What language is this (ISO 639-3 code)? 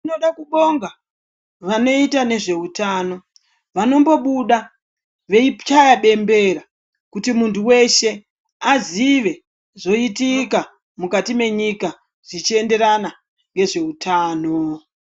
ndc